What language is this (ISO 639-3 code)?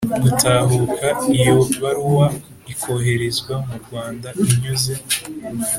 kin